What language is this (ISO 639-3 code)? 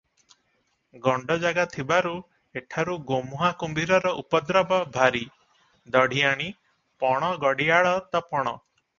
ori